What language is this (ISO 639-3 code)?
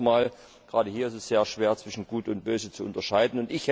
deu